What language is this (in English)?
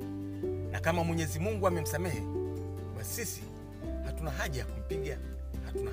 Swahili